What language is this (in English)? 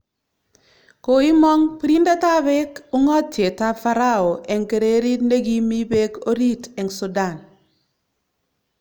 Kalenjin